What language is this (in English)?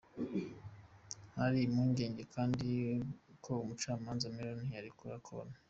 Kinyarwanda